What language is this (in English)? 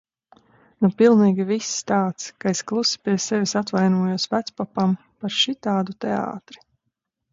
Latvian